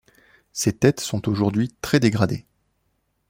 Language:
French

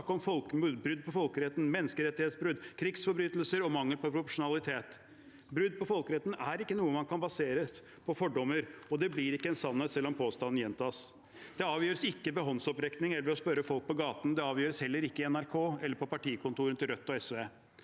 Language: Norwegian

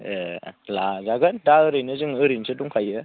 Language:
Bodo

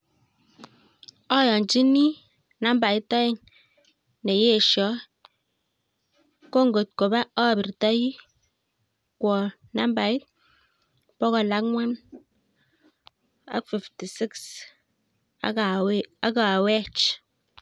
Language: Kalenjin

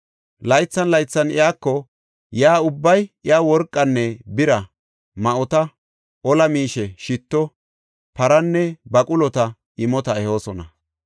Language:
Gofa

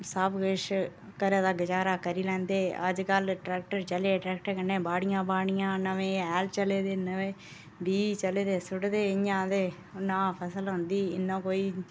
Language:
Dogri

